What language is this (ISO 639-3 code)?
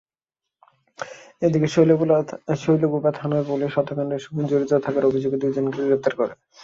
ben